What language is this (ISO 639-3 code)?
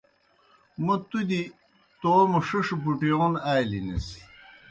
plk